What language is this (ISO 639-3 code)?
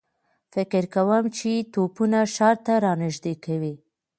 pus